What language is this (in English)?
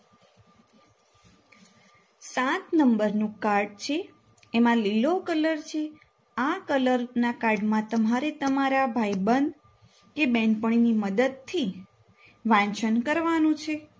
Gujarati